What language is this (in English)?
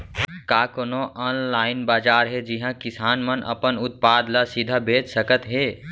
Chhattisgarhi